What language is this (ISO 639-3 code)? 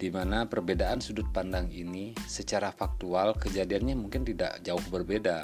ind